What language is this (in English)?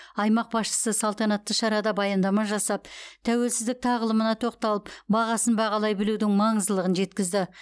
Kazakh